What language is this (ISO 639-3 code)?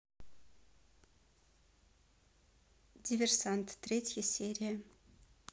rus